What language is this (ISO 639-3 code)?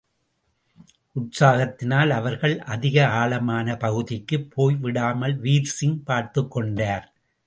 tam